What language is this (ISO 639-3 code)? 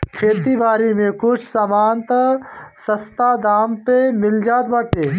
bho